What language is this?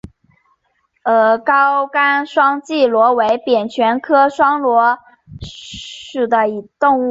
Chinese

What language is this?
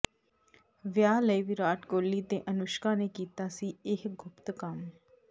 Punjabi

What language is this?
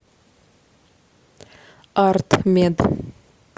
Russian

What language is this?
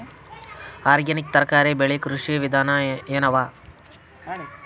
Kannada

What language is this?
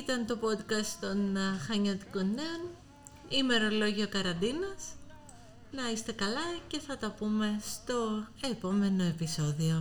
Greek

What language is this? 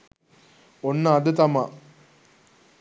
Sinhala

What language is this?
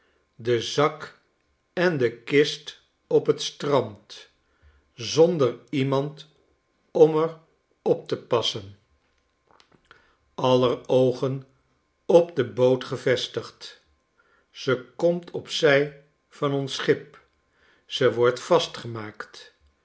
Dutch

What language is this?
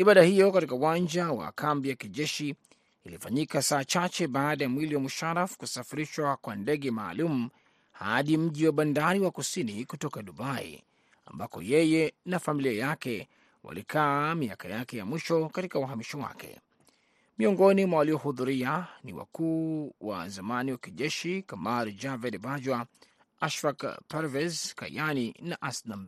Swahili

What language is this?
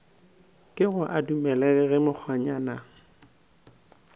Northern Sotho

